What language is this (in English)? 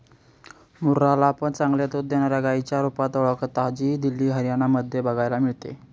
Marathi